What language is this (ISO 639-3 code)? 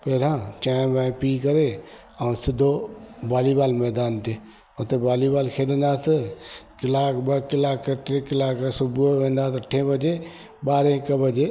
snd